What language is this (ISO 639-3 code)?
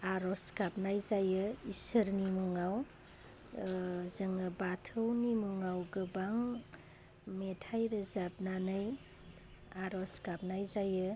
brx